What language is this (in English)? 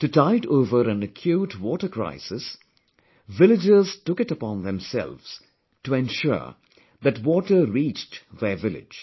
English